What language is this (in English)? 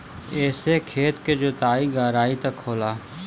Bhojpuri